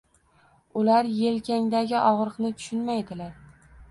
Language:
Uzbek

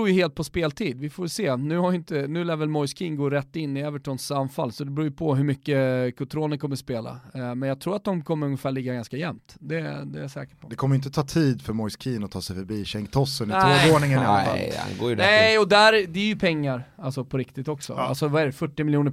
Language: Swedish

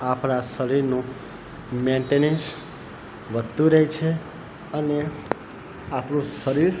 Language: Gujarati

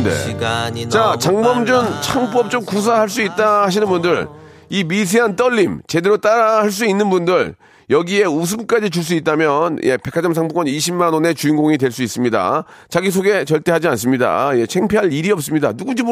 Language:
Korean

